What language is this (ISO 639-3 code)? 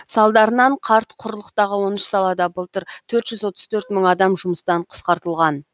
kaz